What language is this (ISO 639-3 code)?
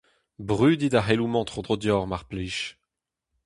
bre